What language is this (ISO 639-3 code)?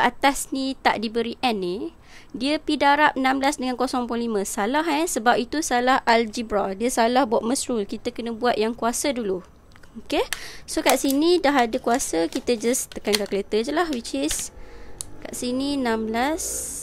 msa